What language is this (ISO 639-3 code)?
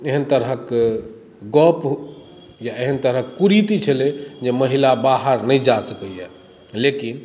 mai